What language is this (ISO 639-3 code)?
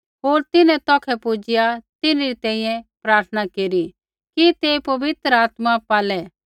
kfx